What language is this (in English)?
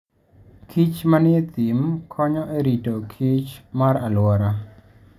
Luo (Kenya and Tanzania)